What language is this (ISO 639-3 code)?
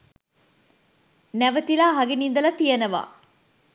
sin